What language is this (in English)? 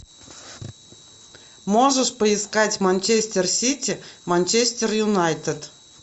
Russian